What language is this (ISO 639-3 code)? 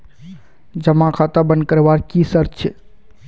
mag